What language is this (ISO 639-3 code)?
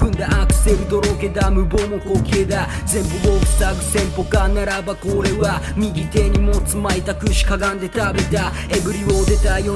ron